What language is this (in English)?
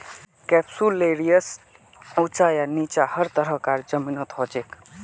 Magahi